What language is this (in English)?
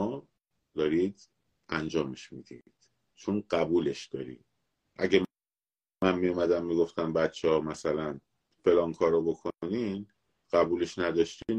Persian